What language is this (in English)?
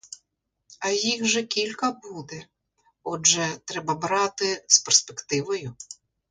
Ukrainian